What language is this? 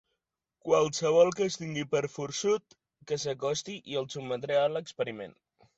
Catalan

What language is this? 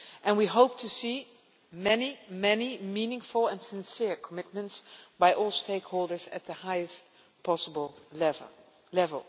English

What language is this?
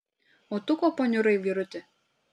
Lithuanian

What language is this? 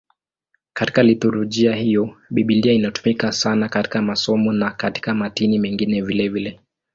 Swahili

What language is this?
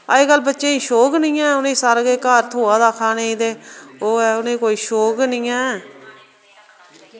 Dogri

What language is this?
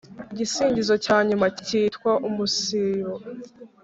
Kinyarwanda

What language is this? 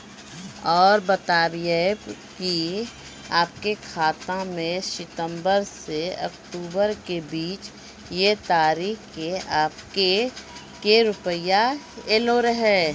Maithili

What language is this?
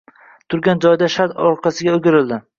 Uzbek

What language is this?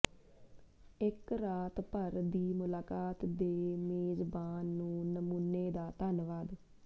Punjabi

